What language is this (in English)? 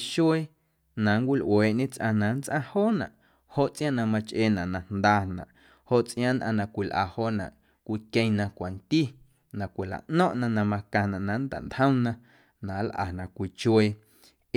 Guerrero Amuzgo